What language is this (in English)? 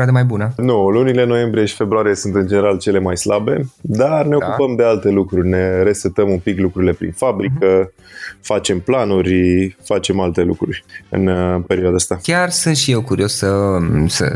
Romanian